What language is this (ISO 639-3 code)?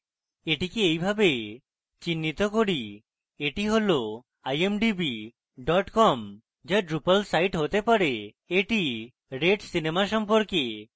ben